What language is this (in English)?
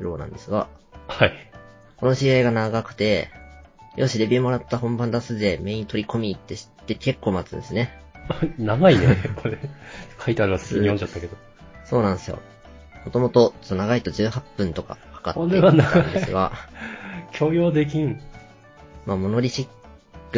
Japanese